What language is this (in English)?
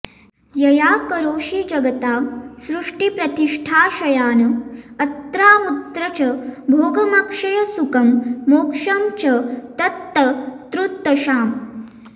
Sanskrit